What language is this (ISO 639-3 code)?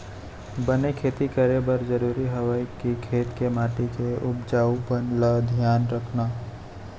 hne